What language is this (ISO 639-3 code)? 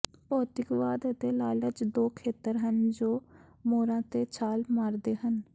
pan